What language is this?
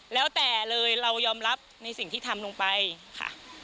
Thai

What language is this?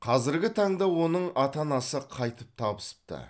Kazakh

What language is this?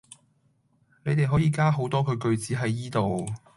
Cantonese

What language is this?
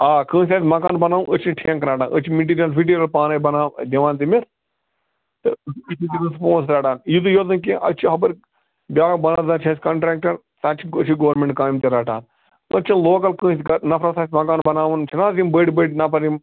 Kashmiri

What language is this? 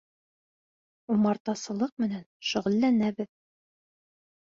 Bashkir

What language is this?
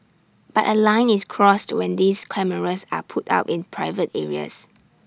English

